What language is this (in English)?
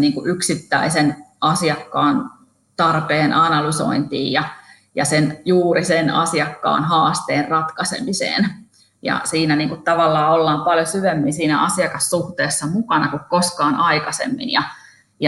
Finnish